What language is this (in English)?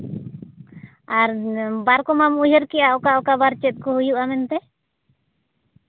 Santali